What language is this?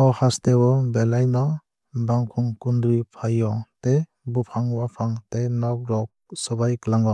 Kok Borok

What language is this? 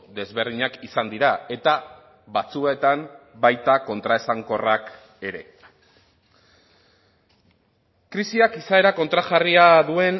Basque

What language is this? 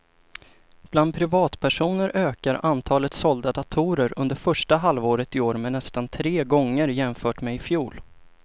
Swedish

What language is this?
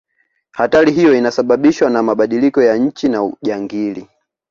Swahili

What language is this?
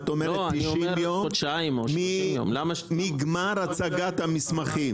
Hebrew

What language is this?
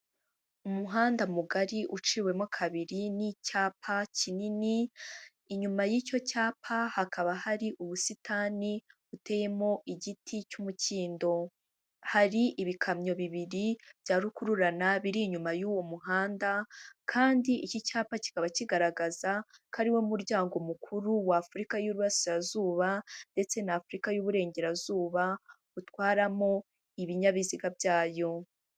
Kinyarwanda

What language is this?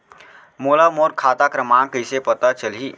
Chhattisgarhi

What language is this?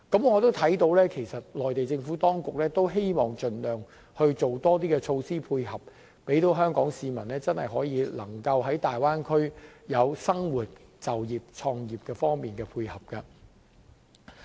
Cantonese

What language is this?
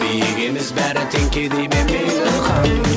Kazakh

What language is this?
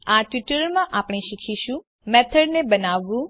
Gujarati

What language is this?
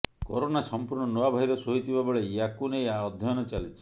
Odia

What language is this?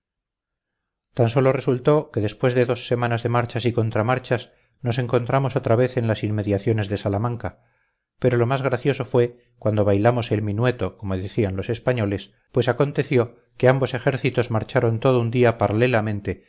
Spanish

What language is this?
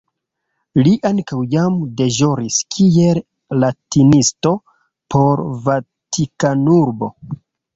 Esperanto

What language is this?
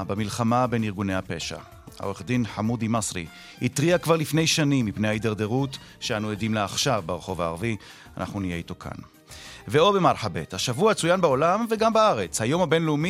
Hebrew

